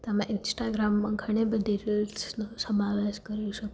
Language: Gujarati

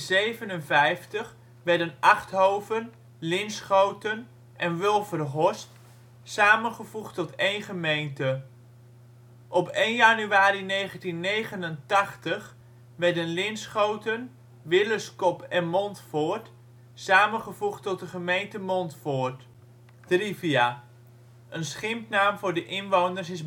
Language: Dutch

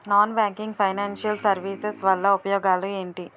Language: Telugu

